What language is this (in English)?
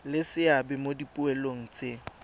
Tswana